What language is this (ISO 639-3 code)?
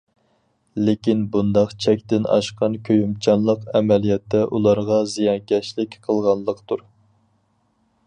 uig